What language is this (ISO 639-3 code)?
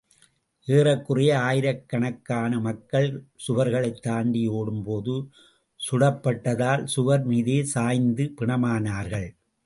tam